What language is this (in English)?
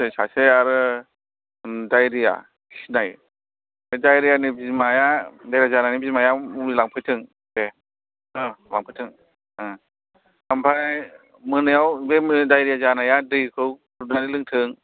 Bodo